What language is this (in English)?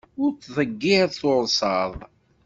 Kabyle